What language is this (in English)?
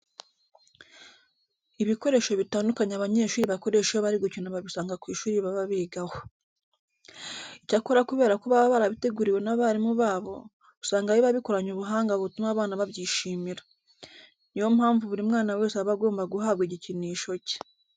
Kinyarwanda